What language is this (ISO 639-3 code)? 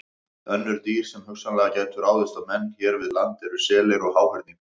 isl